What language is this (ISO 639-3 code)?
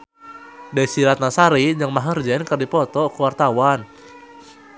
sun